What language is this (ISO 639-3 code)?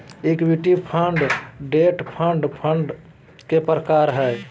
mag